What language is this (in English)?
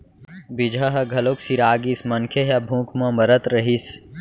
Chhattisgarhi